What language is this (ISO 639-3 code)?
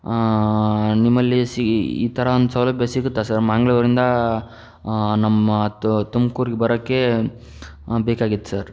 kan